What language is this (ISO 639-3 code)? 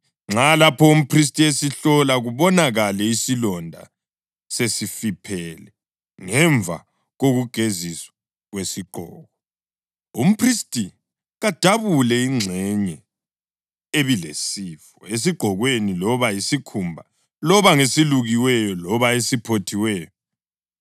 nde